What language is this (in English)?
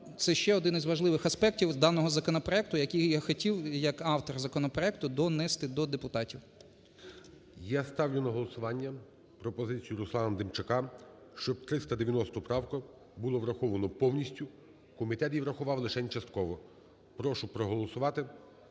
Ukrainian